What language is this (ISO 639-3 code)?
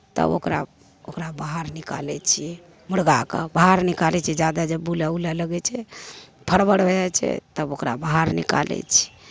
mai